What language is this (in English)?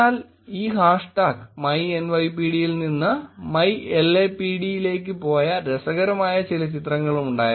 Malayalam